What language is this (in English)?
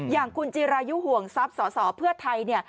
Thai